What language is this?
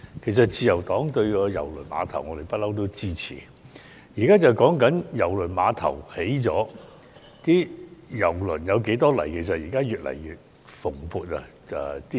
Cantonese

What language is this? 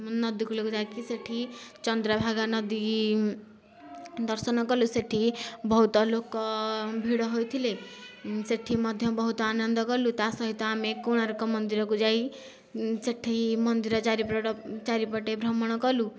Odia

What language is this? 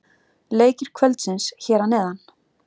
Icelandic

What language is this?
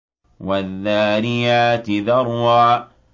Arabic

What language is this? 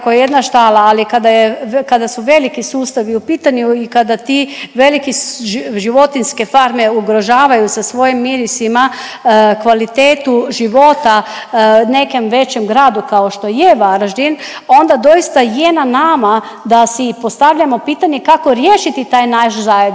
Croatian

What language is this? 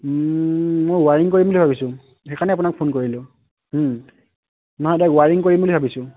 Assamese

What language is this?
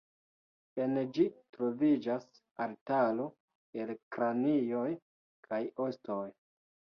Esperanto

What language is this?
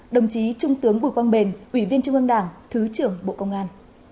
Vietnamese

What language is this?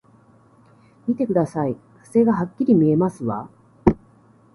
Japanese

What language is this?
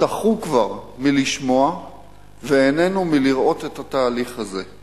Hebrew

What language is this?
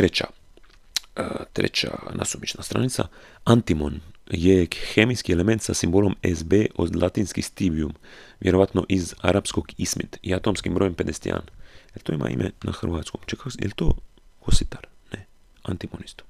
Croatian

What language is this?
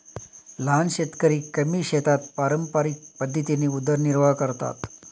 Marathi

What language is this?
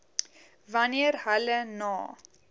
Afrikaans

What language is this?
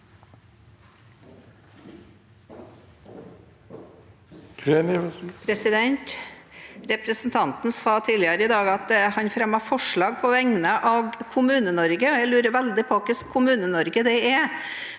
Norwegian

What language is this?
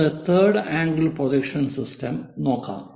Malayalam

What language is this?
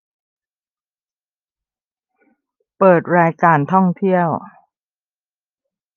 Thai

